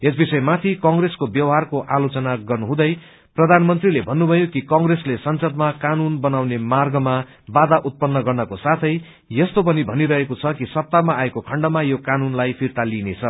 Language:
Nepali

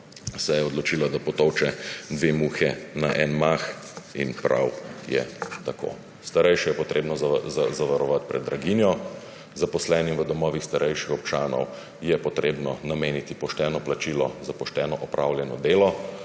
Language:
Slovenian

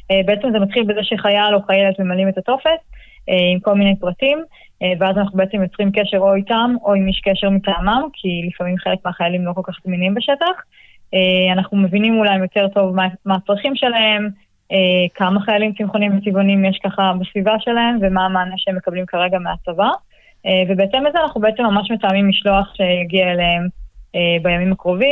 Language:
Hebrew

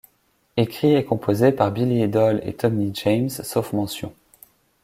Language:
French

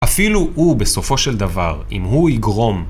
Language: Hebrew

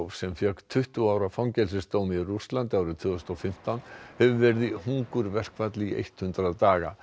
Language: Icelandic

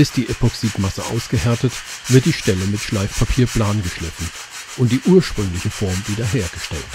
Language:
German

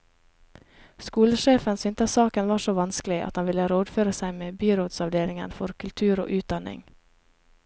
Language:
Norwegian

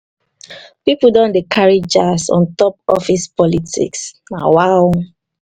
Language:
Nigerian Pidgin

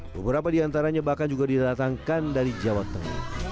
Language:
Indonesian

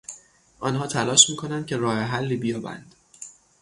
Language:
Persian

